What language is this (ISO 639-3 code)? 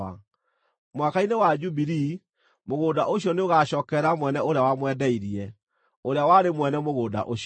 kik